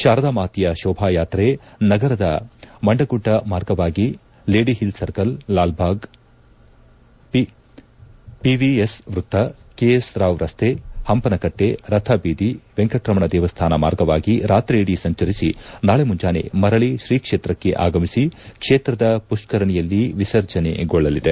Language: Kannada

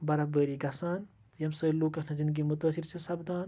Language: Kashmiri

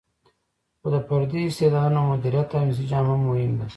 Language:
Pashto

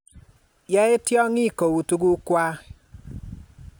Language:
Kalenjin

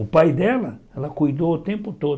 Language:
Portuguese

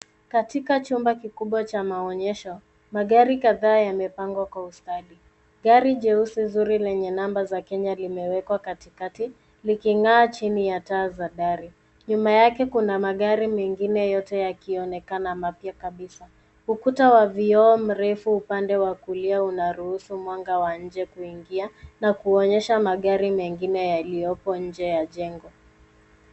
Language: Swahili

